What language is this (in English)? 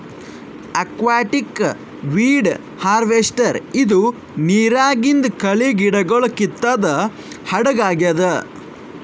Kannada